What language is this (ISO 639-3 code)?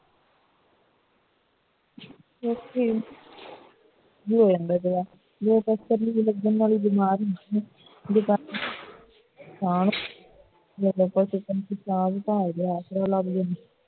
pan